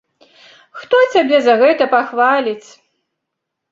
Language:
Belarusian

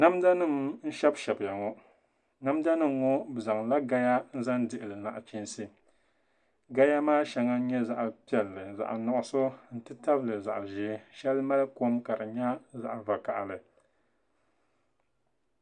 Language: Dagbani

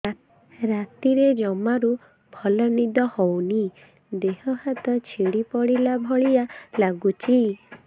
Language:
Odia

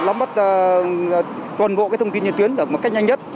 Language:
Vietnamese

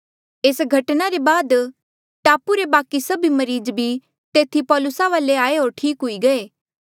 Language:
Mandeali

